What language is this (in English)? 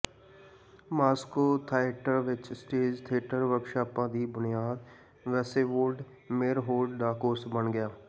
Punjabi